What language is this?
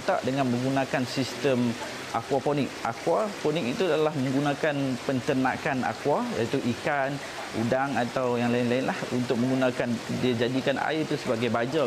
Malay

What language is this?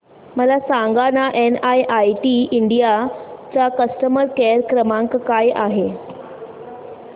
Marathi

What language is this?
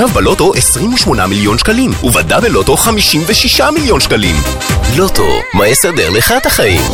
Hebrew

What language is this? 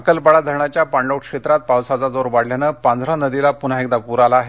Marathi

